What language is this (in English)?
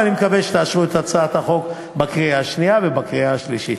Hebrew